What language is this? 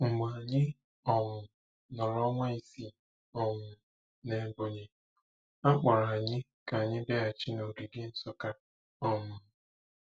Igbo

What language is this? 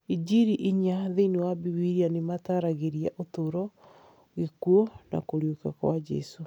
Kikuyu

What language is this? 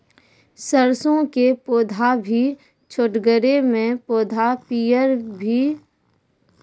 Maithili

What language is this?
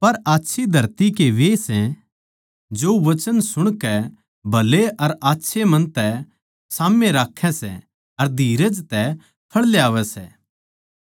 Haryanvi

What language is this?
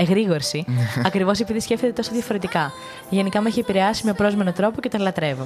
Greek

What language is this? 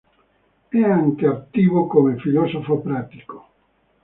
Italian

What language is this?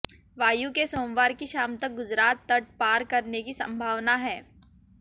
Hindi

